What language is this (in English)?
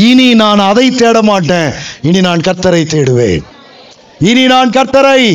Tamil